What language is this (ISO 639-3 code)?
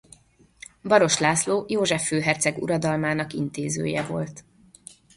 hun